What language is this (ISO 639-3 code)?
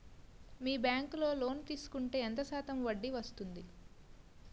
tel